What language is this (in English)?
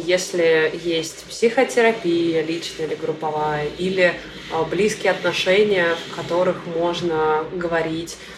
Russian